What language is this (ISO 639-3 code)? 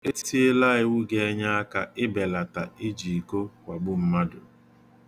ibo